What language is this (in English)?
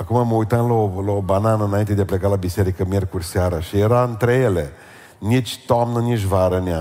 Romanian